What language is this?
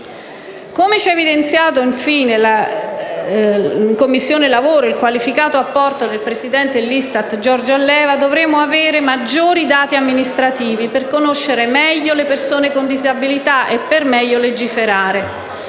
Italian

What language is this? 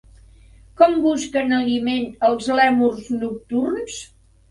Catalan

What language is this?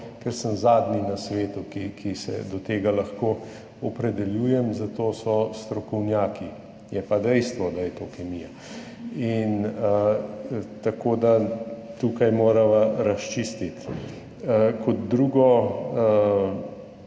Slovenian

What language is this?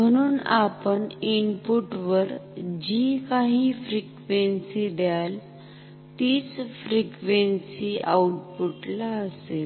Marathi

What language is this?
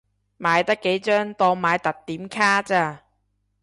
Cantonese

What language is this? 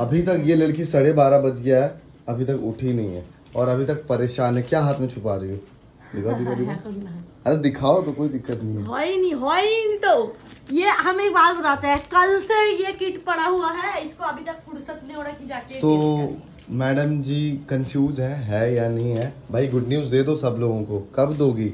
Hindi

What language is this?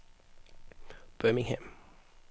Danish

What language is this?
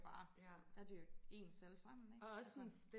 Danish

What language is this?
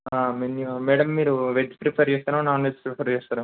Telugu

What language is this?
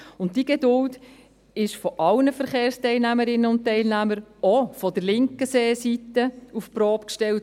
Swiss German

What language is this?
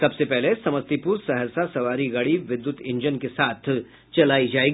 Hindi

